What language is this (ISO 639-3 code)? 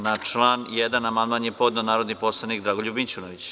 srp